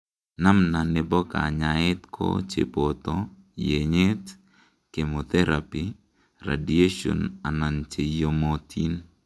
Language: Kalenjin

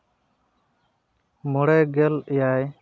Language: Santali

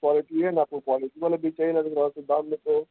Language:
Urdu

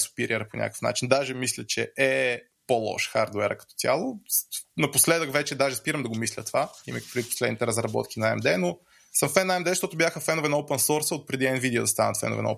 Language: Bulgarian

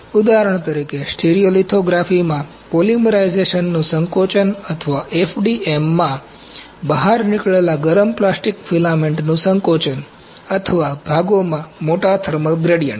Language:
Gujarati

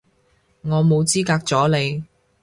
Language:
Cantonese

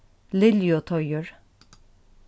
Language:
Faroese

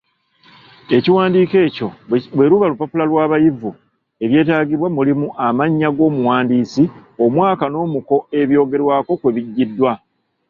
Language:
Ganda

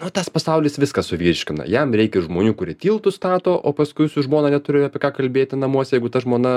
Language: Lithuanian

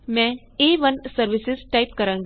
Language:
Punjabi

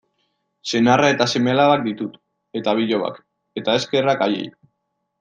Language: Basque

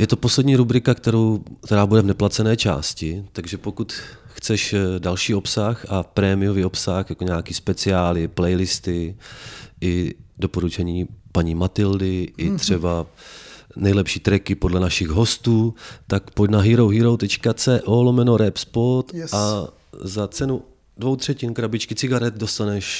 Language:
Czech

